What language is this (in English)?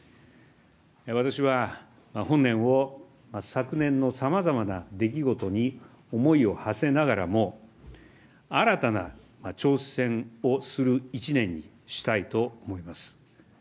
Japanese